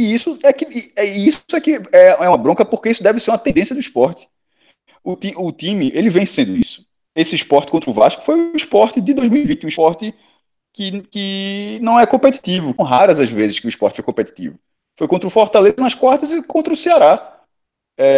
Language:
Portuguese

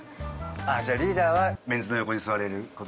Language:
Japanese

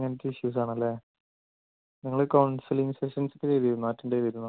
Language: Malayalam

